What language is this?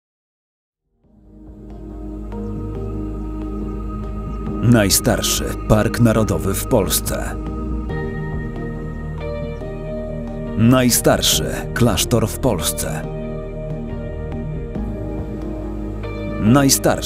Polish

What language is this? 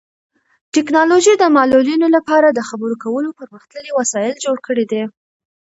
Pashto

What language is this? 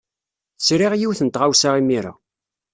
Kabyle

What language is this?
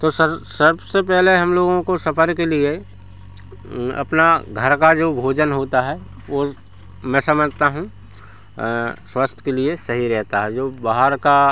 Hindi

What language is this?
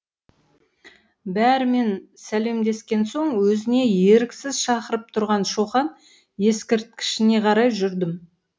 Kazakh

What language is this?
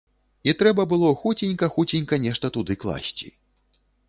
Belarusian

